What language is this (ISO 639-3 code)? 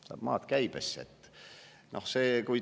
est